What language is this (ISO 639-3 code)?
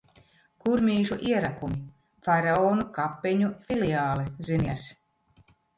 lav